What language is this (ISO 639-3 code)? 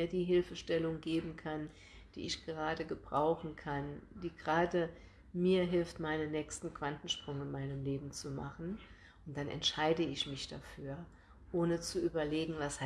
deu